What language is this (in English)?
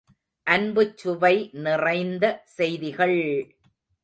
Tamil